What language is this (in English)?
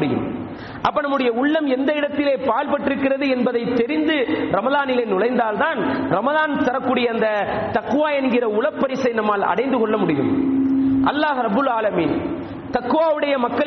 Tamil